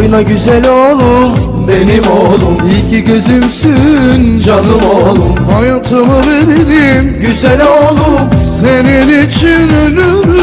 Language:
Bulgarian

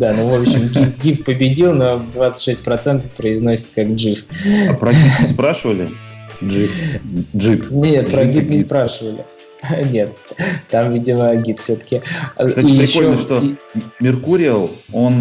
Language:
Russian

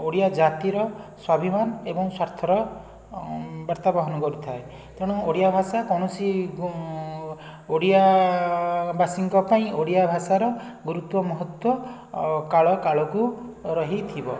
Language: Odia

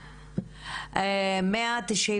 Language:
Hebrew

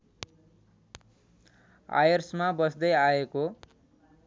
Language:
Nepali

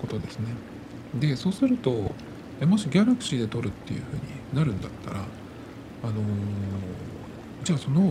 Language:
Japanese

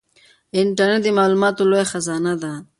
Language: Pashto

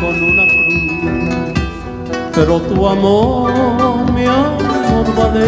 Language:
Spanish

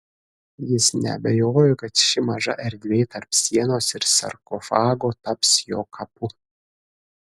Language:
Lithuanian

